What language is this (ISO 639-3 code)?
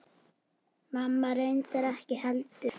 isl